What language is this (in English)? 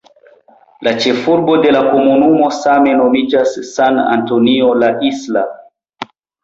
Esperanto